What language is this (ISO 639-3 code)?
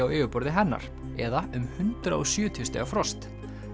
isl